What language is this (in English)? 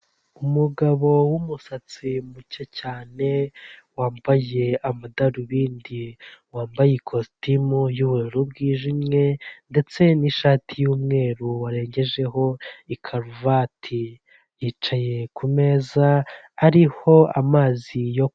Kinyarwanda